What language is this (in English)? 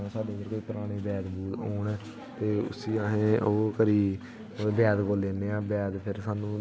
Dogri